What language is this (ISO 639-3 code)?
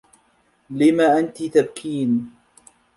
ara